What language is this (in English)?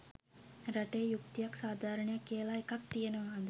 Sinhala